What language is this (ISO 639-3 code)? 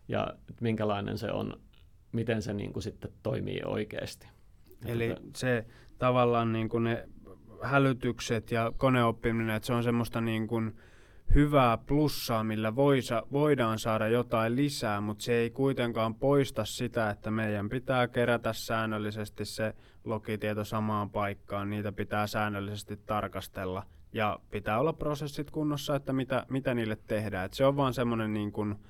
fin